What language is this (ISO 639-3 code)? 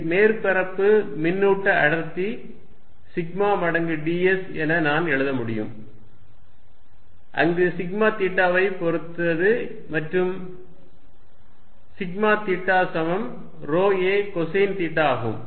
tam